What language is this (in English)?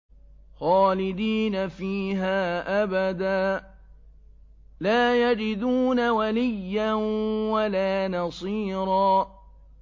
Arabic